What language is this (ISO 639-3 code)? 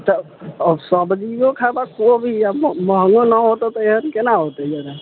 mai